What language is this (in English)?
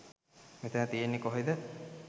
Sinhala